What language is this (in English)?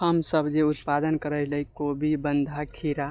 Maithili